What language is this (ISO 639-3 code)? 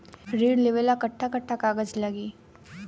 bho